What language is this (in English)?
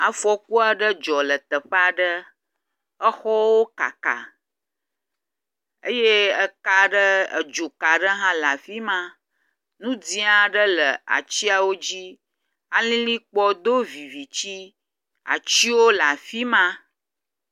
Ewe